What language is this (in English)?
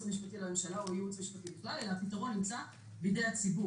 Hebrew